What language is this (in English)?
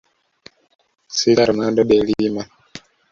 Swahili